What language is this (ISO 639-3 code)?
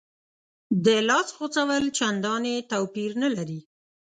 pus